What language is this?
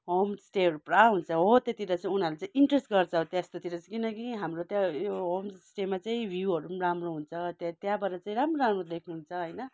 Nepali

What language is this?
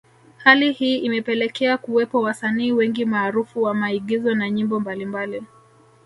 Swahili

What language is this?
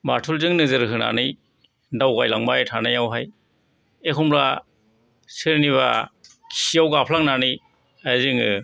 Bodo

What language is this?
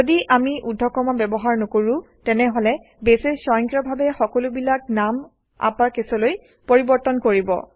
Assamese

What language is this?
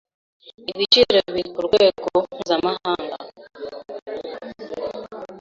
Kinyarwanda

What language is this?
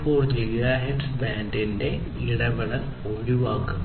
Malayalam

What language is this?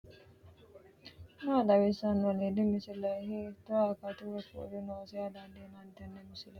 Sidamo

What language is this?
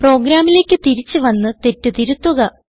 Malayalam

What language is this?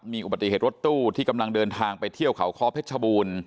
Thai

